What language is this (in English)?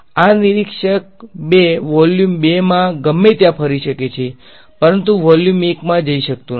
Gujarati